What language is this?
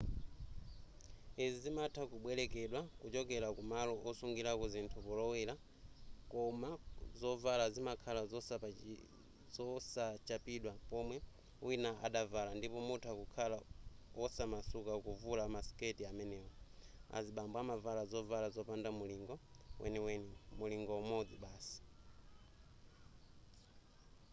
Nyanja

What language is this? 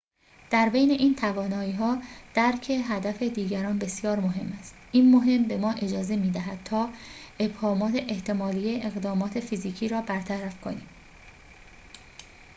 Persian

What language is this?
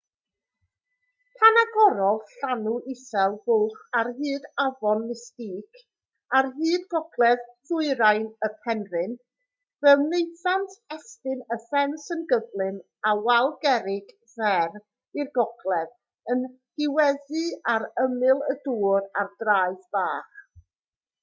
Welsh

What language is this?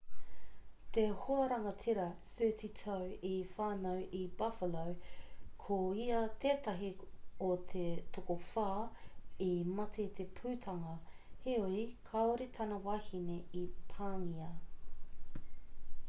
Māori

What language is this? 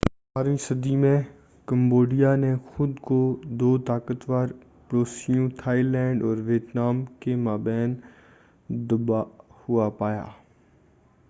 Urdu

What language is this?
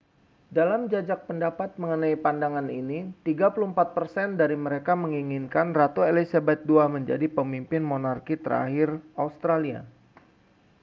Indonesian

